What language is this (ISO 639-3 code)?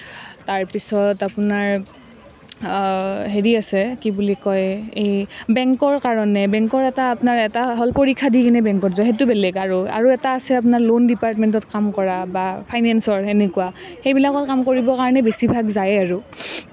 asm